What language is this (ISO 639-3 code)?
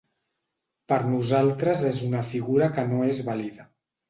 cat